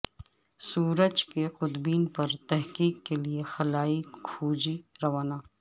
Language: Urdu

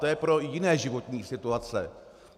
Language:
Czech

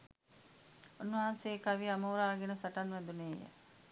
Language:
Sinhala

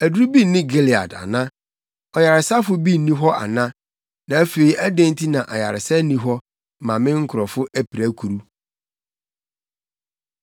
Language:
Akan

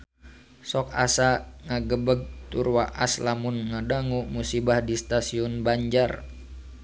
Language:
Sundanese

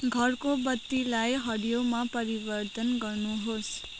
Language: Nepali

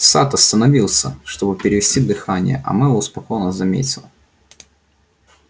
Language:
Russian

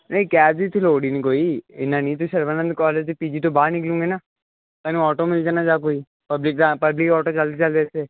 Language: Punjabi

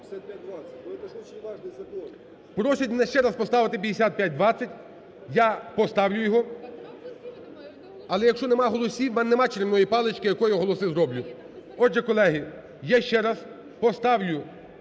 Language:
Ukrainian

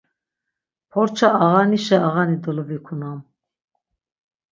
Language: Laz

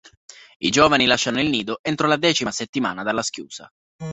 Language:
Italian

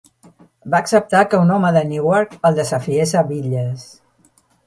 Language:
Catalan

